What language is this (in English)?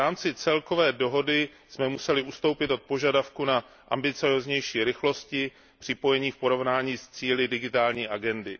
Czech